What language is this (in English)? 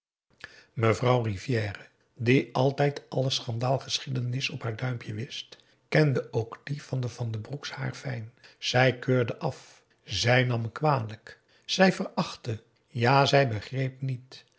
Dutch